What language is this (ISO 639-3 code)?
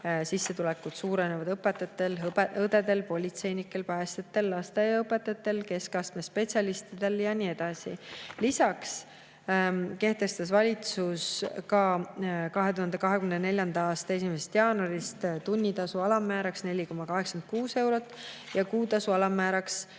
est